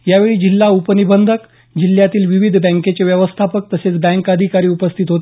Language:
Marathi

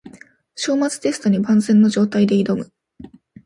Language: Japanese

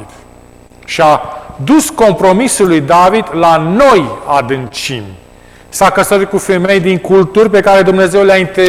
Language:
Romanian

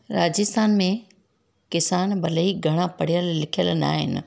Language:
Sindhi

